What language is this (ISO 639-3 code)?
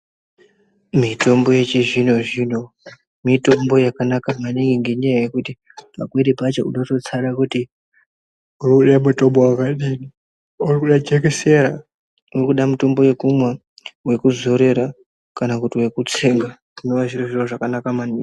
ndc